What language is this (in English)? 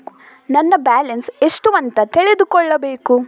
Kannada